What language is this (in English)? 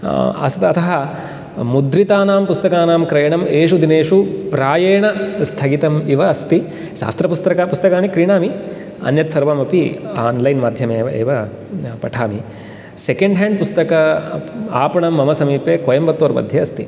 Sanskrit